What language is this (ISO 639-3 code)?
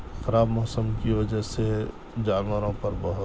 urd